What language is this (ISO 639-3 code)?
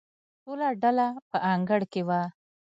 pus